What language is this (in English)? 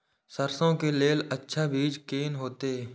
Maithili